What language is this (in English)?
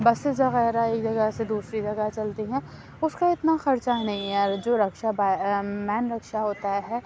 Urdu